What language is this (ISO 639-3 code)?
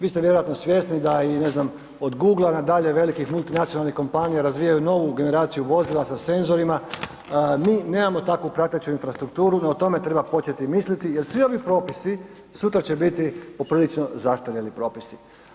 hrv